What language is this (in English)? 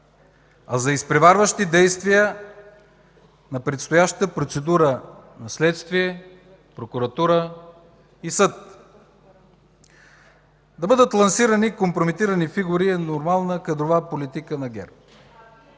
Bulgarian